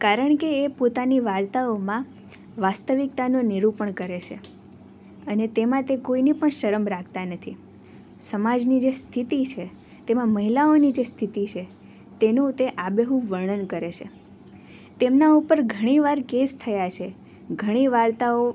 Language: Gujarati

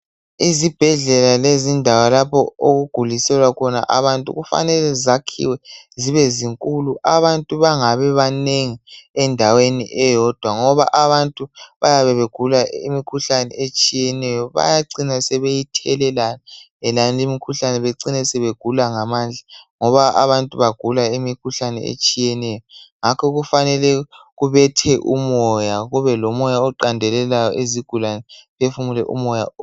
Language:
North Ndebele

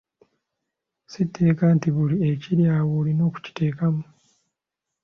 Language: Ganda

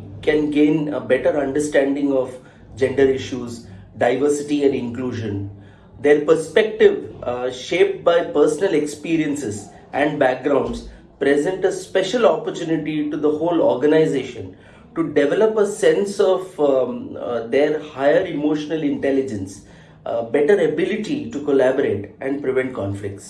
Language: English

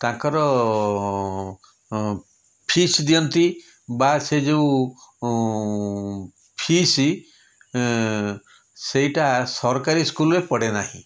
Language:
Odia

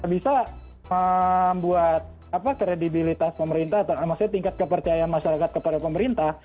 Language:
Indonesian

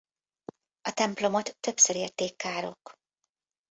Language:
Hungarian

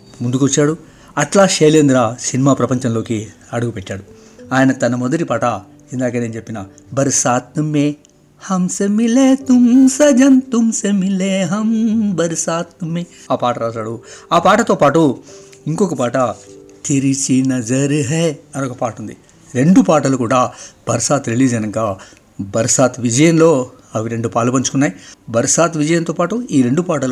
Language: Telugu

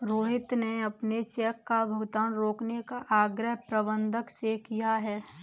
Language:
Hindi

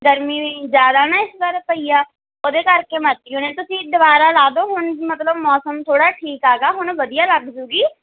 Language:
Punjabi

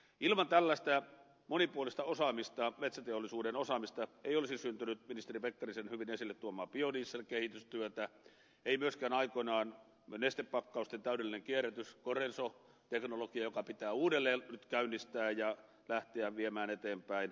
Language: Finnish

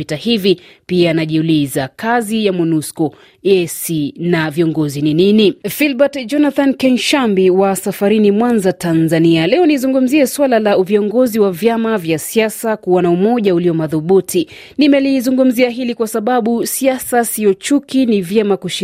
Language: Swahili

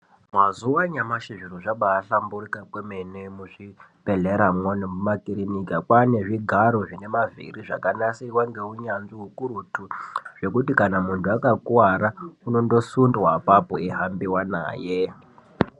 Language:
Ndau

